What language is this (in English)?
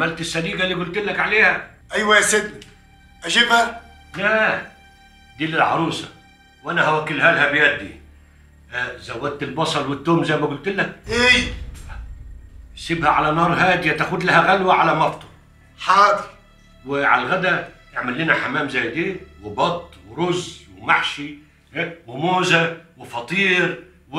Arabic